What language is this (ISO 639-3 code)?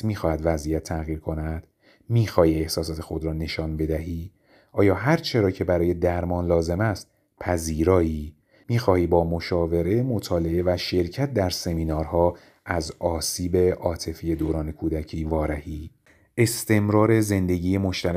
fas